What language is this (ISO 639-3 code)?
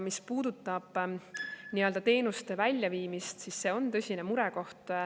est